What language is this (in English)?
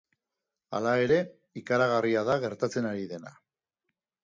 Basque